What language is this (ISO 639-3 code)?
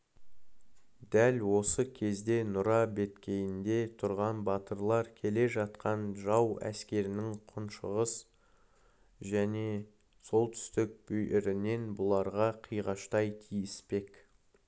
kaz